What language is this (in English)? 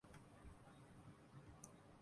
Urdu